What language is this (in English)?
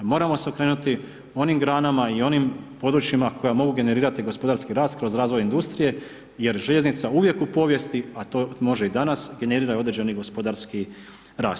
Croatian